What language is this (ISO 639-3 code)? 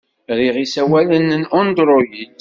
kab